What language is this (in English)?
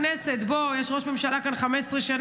Hebrew